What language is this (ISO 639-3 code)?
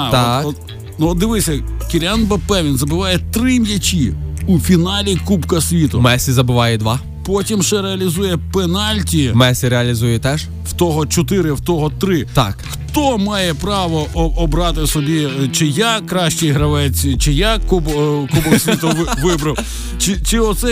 ukr